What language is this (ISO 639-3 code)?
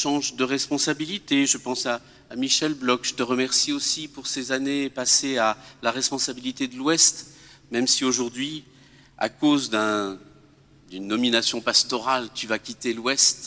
fra